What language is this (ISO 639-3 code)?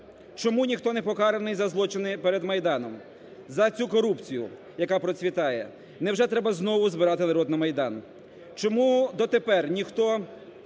ukr